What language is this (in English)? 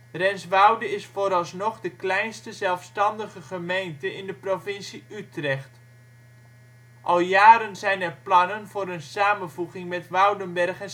Dutch